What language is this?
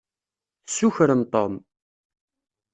Kabyle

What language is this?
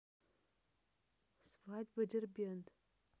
Russian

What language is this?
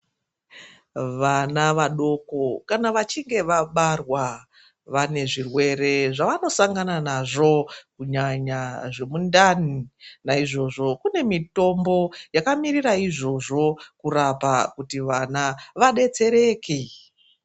Ndau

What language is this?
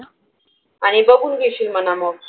Marathi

